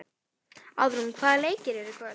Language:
Icelandic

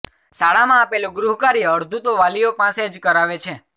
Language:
Gujarati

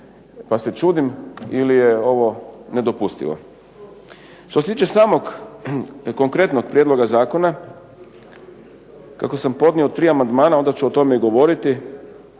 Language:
Croatian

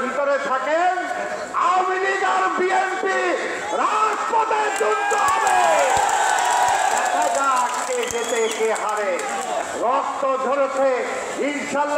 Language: Arabic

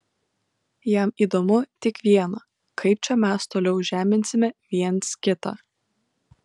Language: Lithuanian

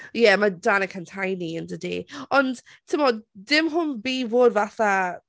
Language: Welsh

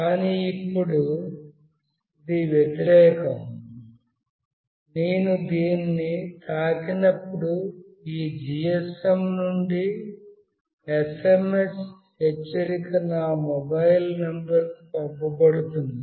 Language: Telugu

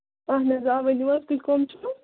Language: Kashmiri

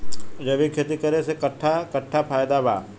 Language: Bhojpuri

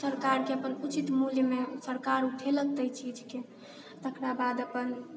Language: Maithili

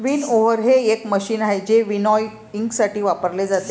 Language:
Marathi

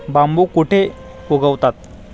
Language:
Marathi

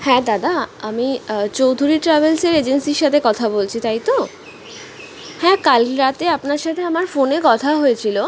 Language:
Bangla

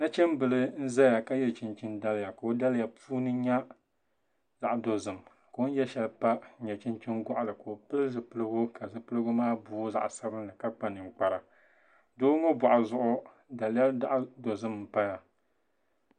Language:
Dagbani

